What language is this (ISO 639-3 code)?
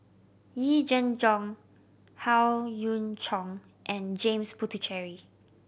eng